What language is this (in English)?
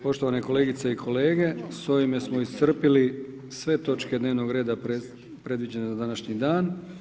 Croatian